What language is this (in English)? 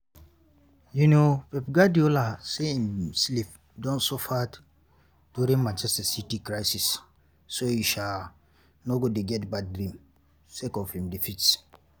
Nigerian Pidgin